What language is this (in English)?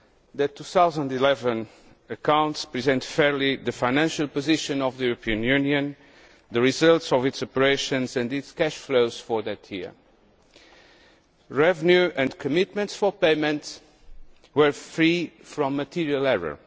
English